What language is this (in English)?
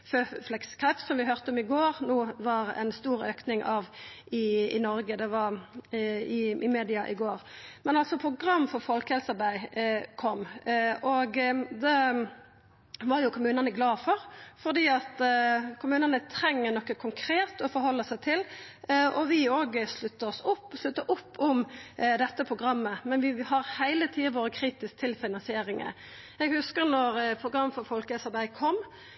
Norwegian Nynorsk